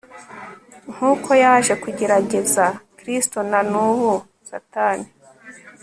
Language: Kinyarwanda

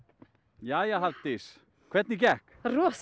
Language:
Icelandic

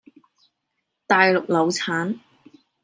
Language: Cantonese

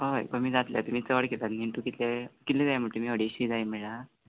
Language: Konkani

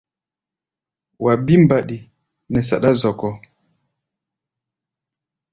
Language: Gbaya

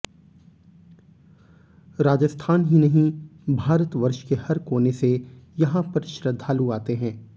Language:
Hindi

